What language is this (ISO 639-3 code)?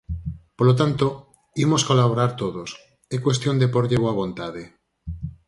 glg